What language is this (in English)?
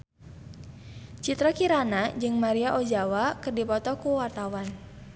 Sundanese